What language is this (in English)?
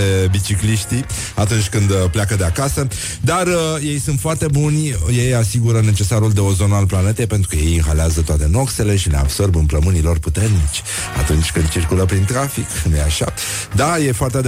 Romanian